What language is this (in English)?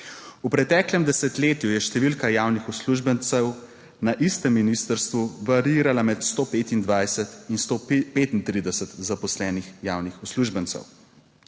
Slovenian